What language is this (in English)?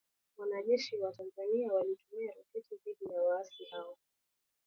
Swahili